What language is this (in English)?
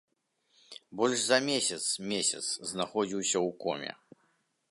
Belarusian